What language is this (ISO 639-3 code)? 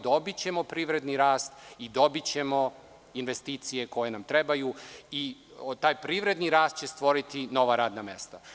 srp